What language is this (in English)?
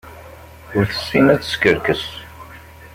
Kabyle